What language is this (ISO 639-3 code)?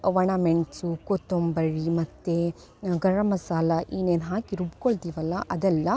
kan